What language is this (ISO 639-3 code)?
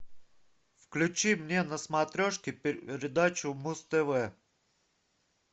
rus